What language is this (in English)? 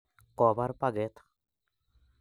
Kalenjin